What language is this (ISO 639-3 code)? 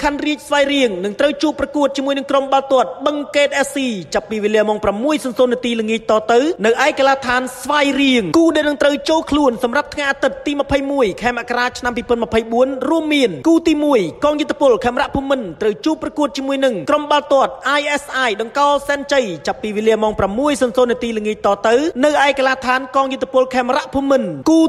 tha